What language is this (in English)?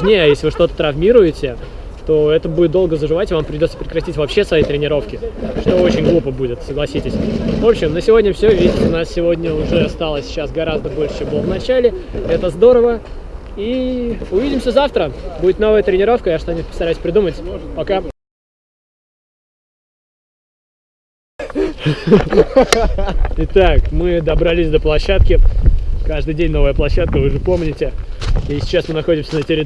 Russian